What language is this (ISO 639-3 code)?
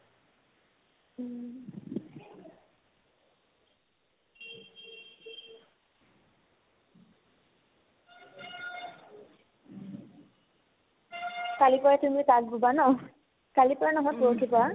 asm